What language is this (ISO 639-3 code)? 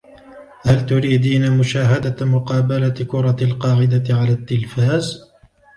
ara